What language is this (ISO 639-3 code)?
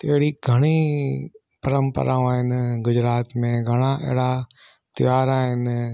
snd